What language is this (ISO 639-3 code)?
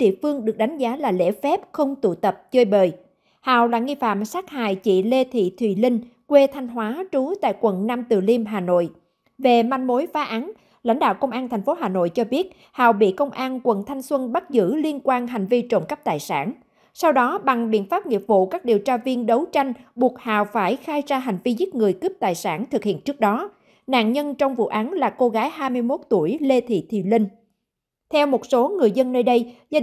vie